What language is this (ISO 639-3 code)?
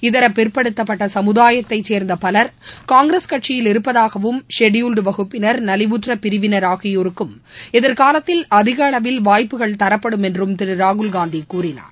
tam